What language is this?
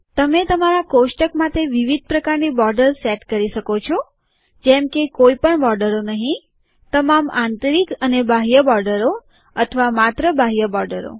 Gujarati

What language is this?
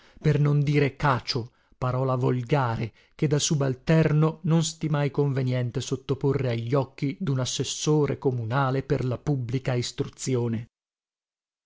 Italian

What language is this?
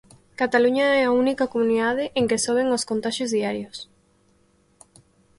Galician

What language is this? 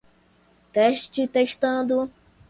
Portuguese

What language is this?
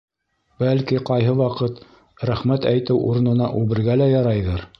Bashkir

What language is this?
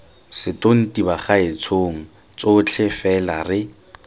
Tswana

